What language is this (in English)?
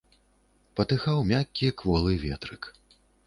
Belarusian